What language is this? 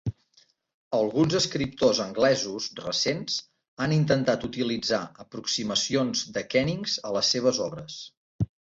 Catalan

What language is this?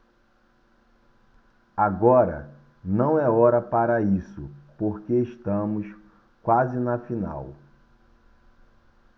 Portuguese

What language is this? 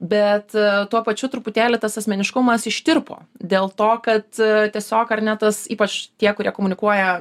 Lithuanian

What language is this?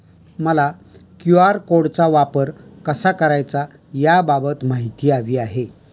Marathi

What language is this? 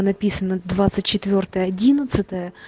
Russian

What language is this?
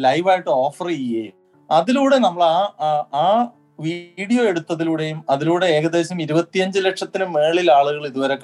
Malayalam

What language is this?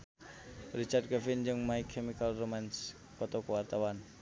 Sundanese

